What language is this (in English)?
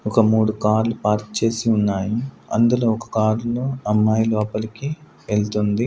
Telugu